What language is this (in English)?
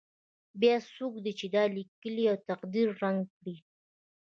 Pashto